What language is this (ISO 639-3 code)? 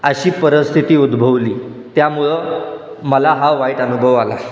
mar